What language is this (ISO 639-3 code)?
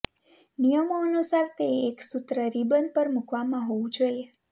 guj